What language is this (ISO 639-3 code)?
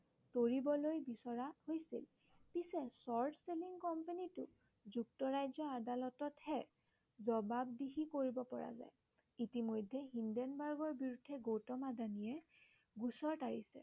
asm